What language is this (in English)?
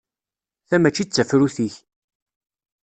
Kabyle